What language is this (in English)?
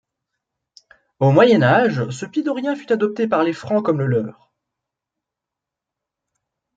French